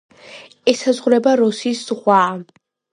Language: Georgian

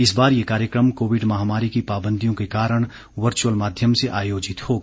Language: Hindi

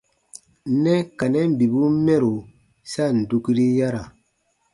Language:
Baatonum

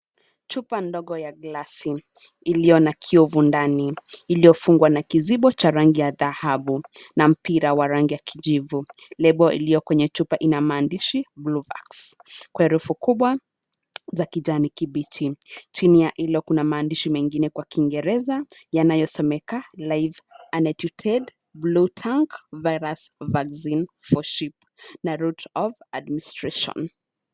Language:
Swahili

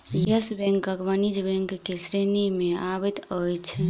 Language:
Maithili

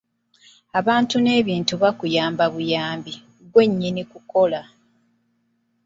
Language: Ganda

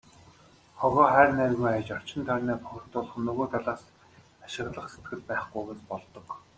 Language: Mongolian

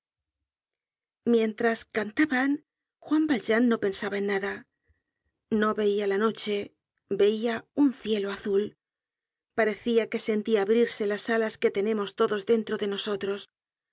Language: Spanish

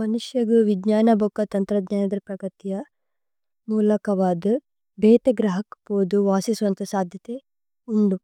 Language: Tulu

